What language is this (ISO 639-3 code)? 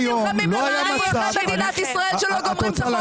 heb